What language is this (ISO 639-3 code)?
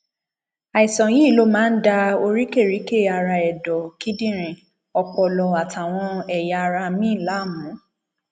yor